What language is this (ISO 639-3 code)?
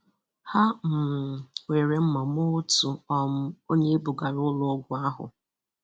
ibo